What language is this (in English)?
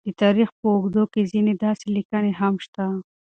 Pashto